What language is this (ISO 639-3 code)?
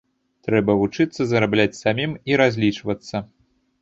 bel